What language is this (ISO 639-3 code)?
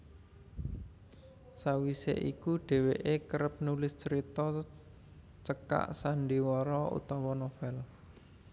jav